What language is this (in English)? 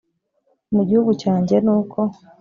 Kinyarwanda